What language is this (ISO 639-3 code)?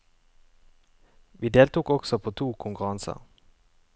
nor